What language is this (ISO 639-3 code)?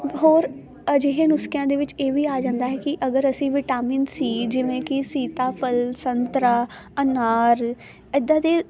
pan